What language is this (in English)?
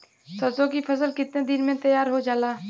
Bhojpuri